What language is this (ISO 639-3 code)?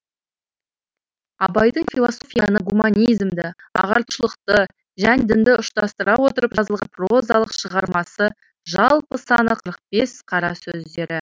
kaz